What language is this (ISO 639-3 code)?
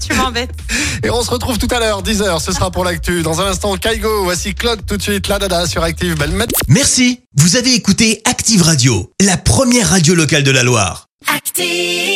fra